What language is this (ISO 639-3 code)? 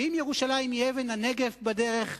heb